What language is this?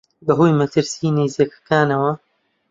Central Kurdish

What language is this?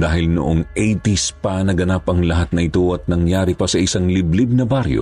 Filipino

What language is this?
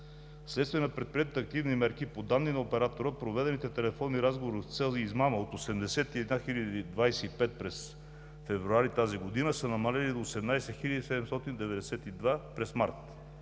Bulgarian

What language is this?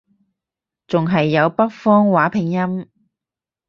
Cantonese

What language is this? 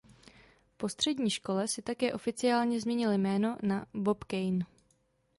Czech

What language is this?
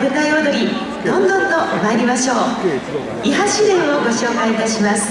Japanese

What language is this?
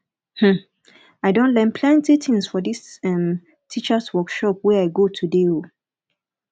Nigerian Pidgin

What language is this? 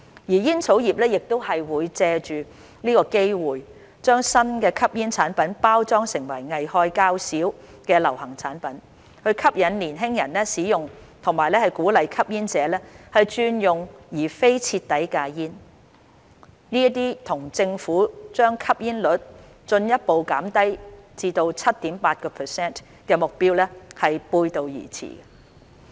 Cantonese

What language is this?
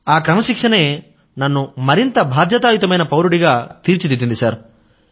Telugu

